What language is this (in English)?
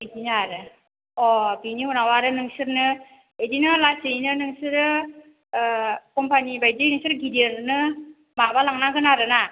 Bodo